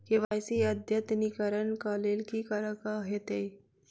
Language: Maithili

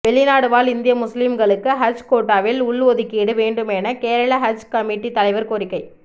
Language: Tamil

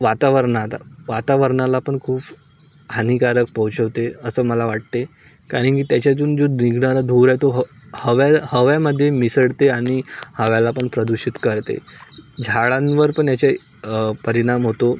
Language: Marathi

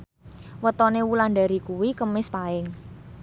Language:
Javanese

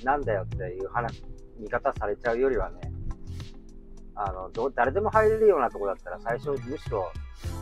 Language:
Japanese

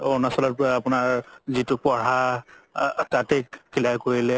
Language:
Assamese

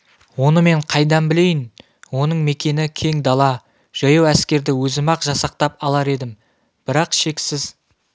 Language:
Kazakh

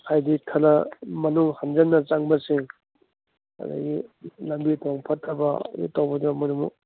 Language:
Manipuri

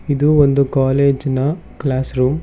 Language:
Kannada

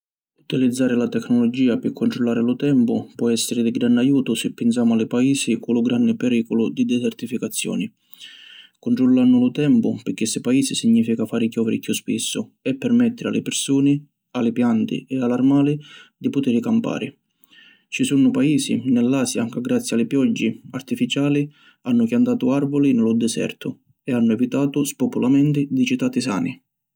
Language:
Sicilian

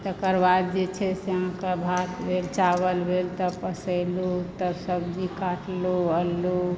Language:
Maithili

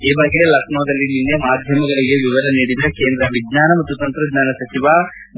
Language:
Kannada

